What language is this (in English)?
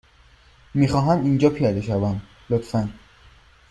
Persian